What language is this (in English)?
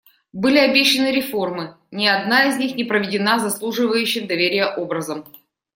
Russian